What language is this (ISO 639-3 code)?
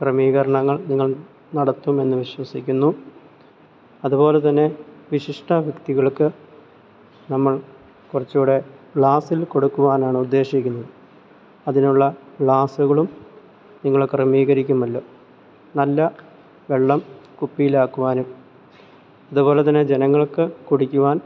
mal